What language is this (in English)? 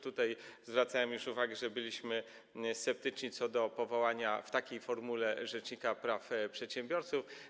Polish